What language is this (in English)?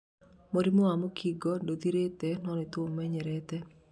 Kikuyu